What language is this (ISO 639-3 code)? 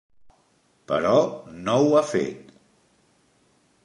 cat